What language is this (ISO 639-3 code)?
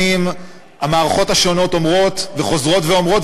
heb